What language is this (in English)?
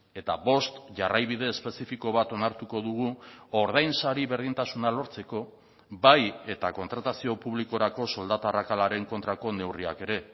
Basque